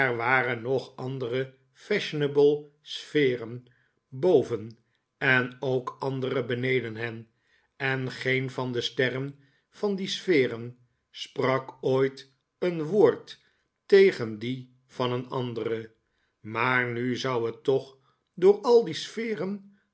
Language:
Dutch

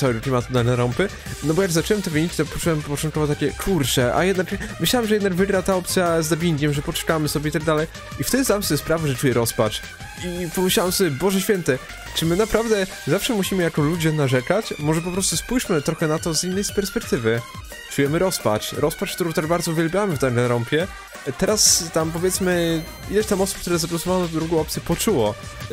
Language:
Polish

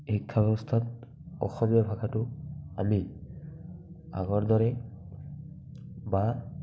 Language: Assamese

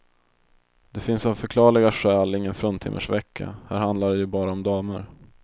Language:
Swedish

